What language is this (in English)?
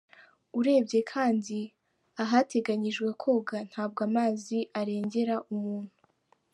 Kinyarwanda